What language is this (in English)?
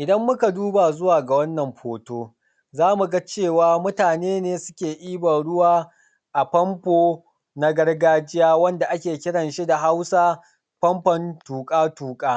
Hausa